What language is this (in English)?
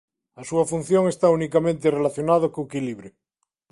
Galician